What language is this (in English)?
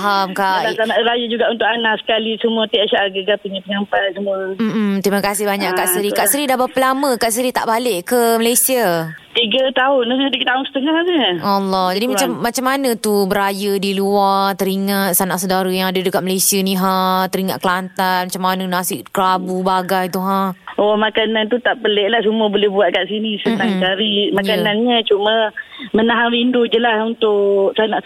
Malay